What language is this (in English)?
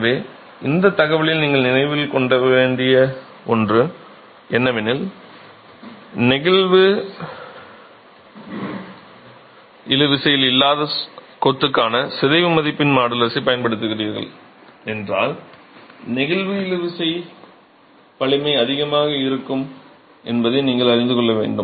Tamil